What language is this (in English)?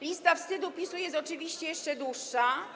Polish